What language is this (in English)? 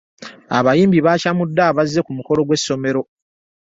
Ganda